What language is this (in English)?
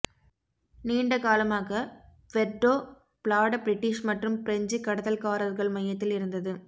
Tamil